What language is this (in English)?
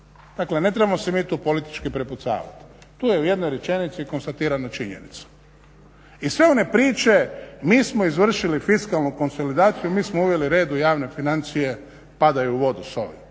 Croatian